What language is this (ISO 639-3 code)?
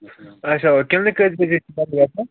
kas